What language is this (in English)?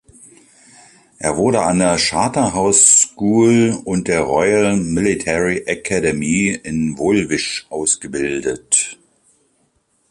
German